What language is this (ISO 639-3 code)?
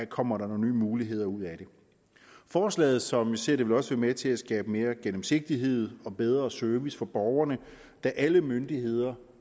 dan